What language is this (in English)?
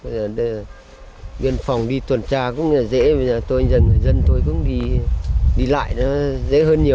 Vietnamese